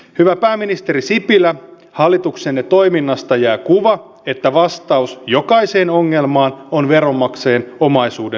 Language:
Finnish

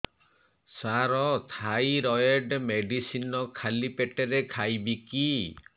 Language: Odia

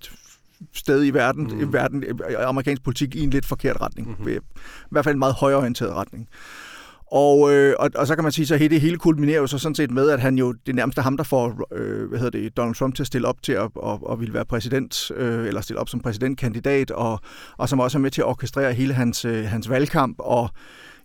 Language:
Danish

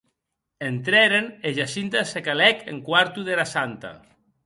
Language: Occitan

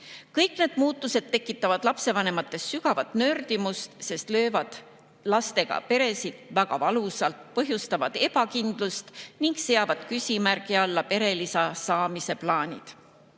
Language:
Estonian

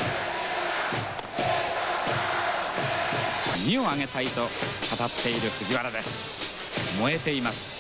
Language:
Japanese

